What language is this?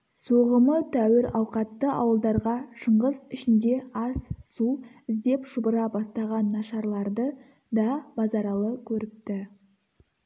Kazakh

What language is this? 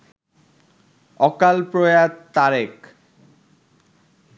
Bangla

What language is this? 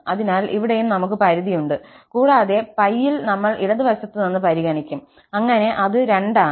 Malayalam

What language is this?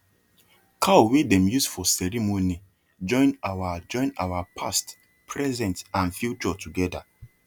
Nigerian Pidgin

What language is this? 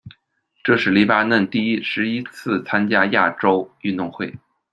Chinese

